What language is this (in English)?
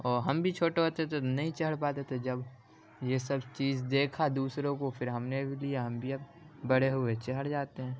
Urdu